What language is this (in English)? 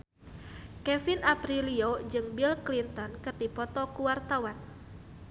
Sundanese